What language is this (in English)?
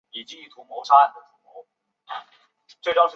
Chinese